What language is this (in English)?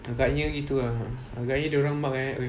English